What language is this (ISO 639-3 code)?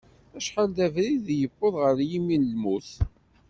kab